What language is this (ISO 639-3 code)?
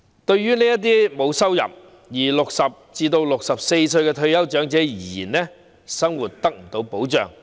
yue